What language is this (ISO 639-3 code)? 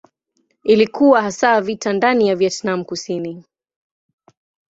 swa